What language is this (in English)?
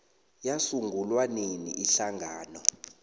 South Ndebele